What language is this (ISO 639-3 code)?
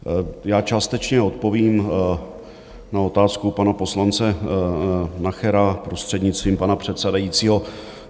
ces